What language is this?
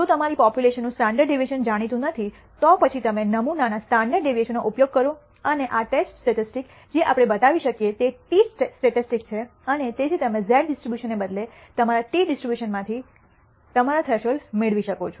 Gujarati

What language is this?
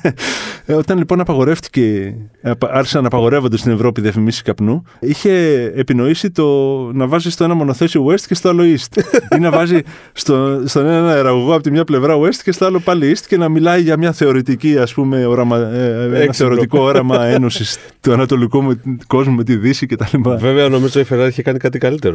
Greek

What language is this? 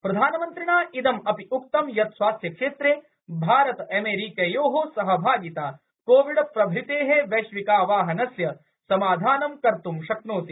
Sanskrit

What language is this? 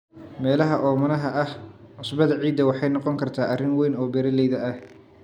Somali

